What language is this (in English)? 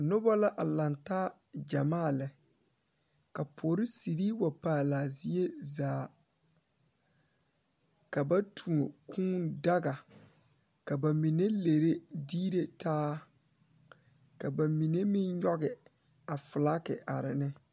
Southern Dagaare